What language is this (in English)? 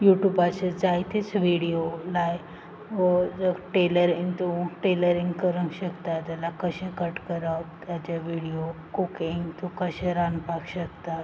Konkani